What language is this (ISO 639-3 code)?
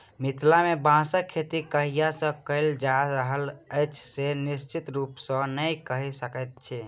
mai